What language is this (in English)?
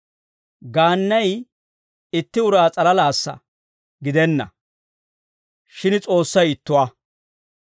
Dawro